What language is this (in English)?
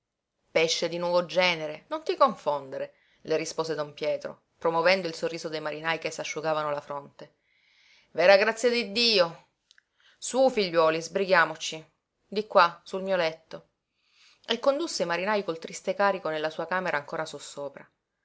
Italian